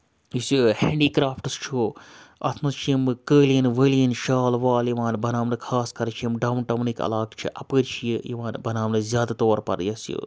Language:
Kashmiri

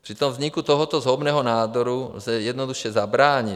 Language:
Czech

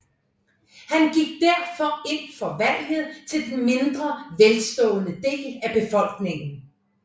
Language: Danish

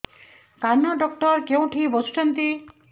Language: Odia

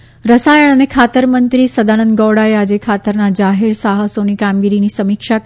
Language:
Gujarati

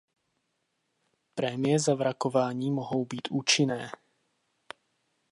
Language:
Czech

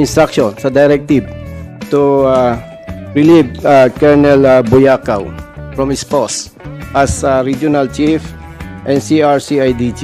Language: Filipino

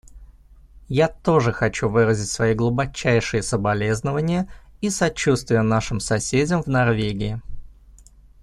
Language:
Russian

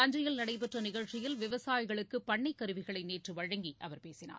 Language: Tamil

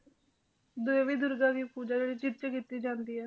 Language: Punjabi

